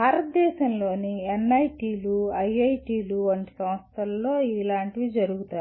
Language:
Telugu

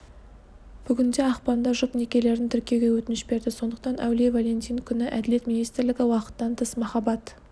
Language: Kazakh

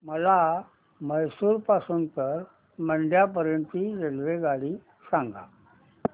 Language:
Marathi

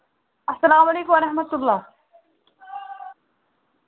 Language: Kashmiri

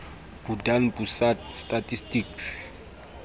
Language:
Southern Sotho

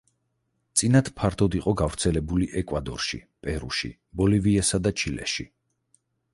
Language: Georgian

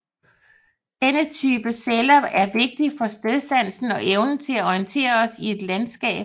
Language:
Danish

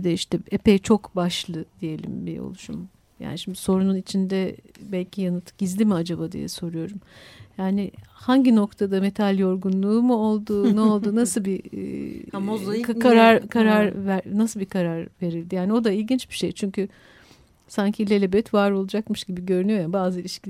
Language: Turkish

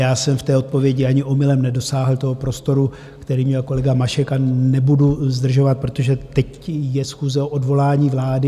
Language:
Czech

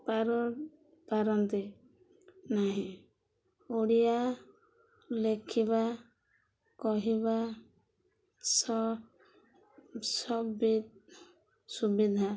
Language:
Odia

